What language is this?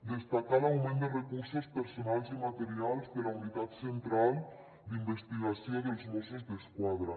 Catalan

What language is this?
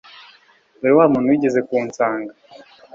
Kinyarwanda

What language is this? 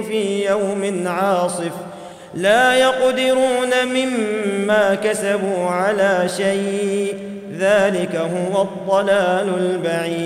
Arabic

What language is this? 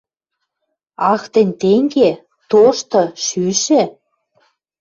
Western Mari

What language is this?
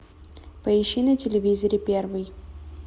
Russian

